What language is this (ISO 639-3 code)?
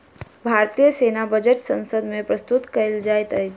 mai